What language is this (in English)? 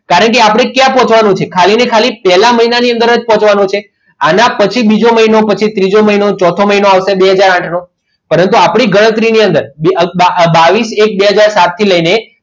Gujarati